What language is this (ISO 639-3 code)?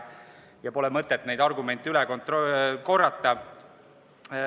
est